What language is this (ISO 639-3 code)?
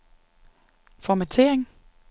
dan